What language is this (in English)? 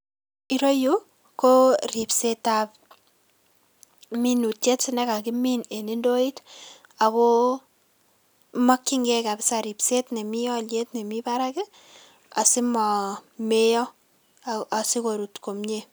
Kalenjin